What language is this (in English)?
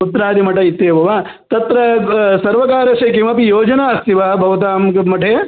Sanskrit